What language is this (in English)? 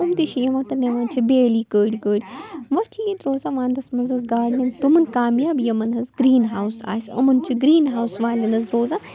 Kashmiri